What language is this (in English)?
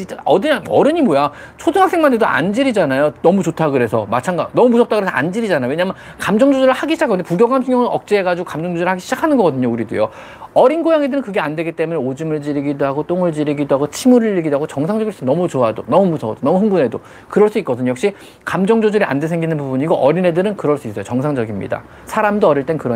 Korean